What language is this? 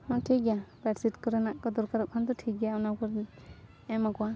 Santali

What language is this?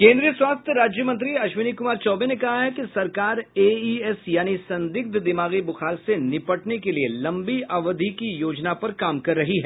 Hindi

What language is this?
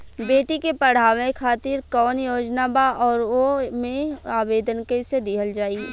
Bhojpuri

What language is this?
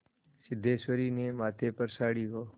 Hindi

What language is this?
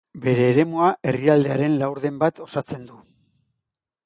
Basque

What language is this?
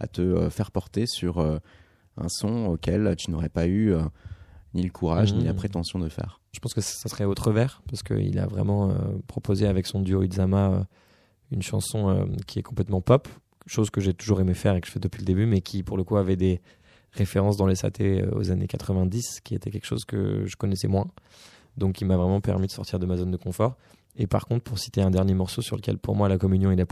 French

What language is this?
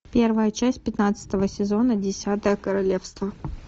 Russian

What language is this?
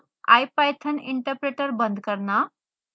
Hindi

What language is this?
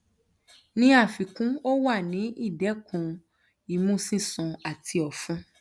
Yoruba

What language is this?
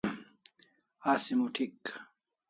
Kalasha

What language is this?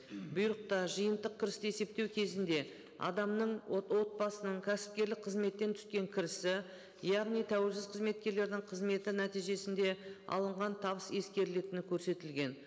Kazakh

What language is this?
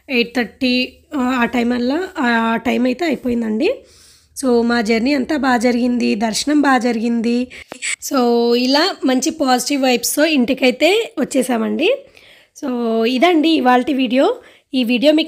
Hindi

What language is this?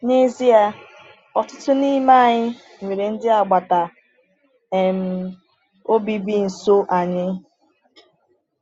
Igbo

